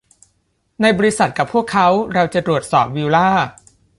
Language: Thai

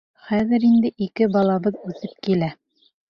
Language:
Bashkir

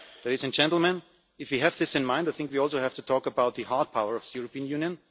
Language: English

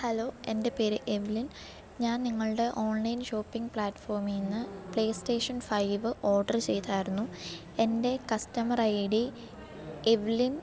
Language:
Malayalam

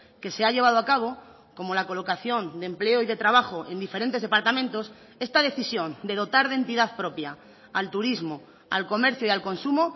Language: Spanish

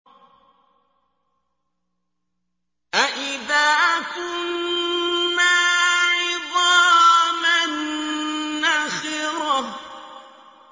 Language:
Arabic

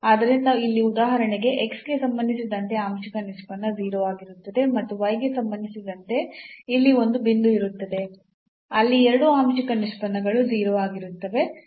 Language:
Kannada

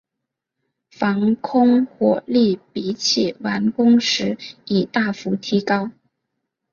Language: Chinese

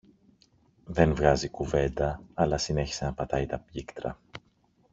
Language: Greek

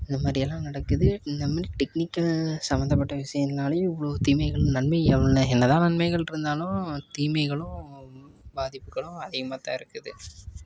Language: Tamil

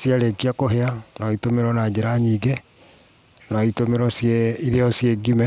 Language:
Kikuyu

